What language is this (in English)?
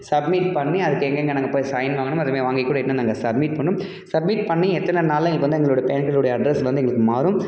Tamil